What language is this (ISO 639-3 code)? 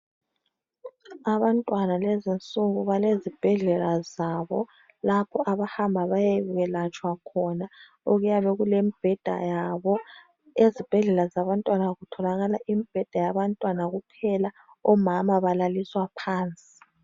nde